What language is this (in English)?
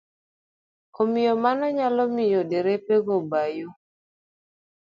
Luo (Kenya and Tanzania)